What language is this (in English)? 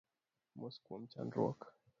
Luo (Kenya and Tanzania)